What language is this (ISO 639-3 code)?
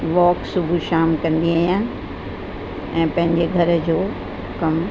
snd